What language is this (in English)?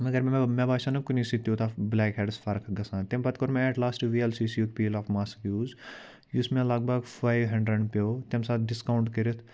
Kashmiri